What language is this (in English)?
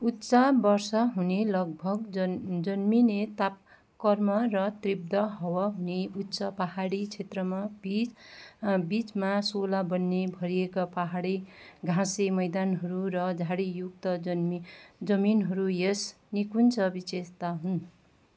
Nepali